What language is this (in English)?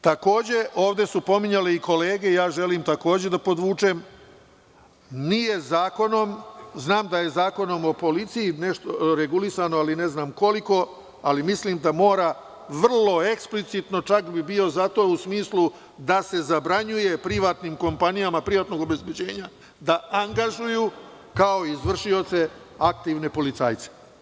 Serbian